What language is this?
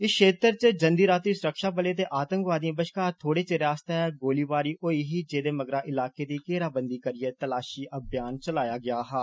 Dogri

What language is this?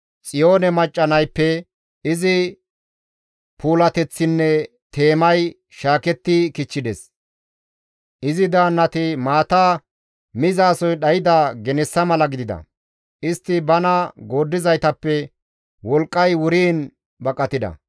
Gamo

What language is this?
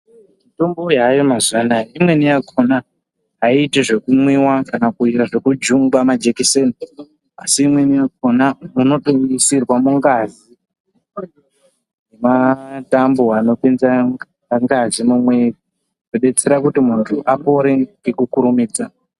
Ndau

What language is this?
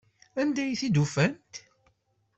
Kabyle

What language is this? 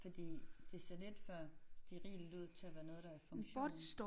Danish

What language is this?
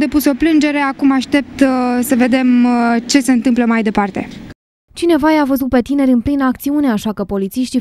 Romanian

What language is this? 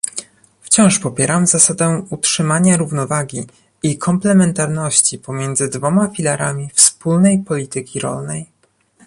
Polish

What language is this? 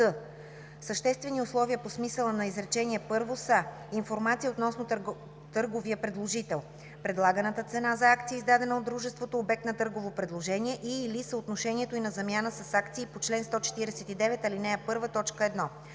Bulgarian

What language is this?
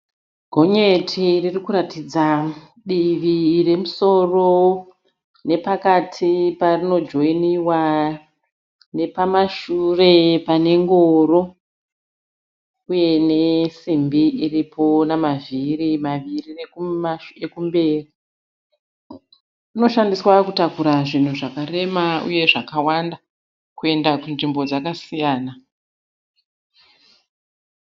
Shona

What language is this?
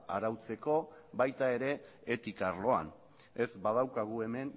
Basque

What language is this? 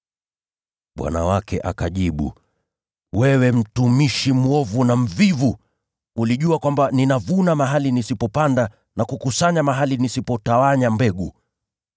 Swahili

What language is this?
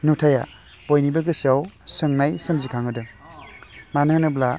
Bodo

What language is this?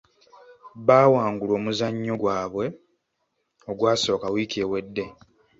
Ganda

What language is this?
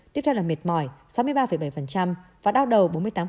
Vietnamese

